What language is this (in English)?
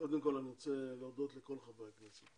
Hebrew